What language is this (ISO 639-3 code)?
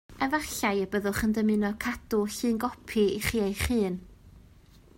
cym